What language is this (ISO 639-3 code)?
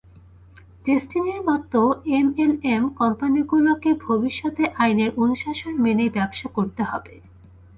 ben